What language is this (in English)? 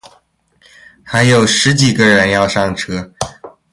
Chinese